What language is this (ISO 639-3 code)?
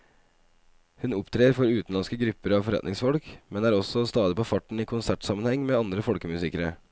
nor